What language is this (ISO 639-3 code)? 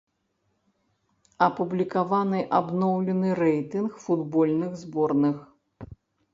bel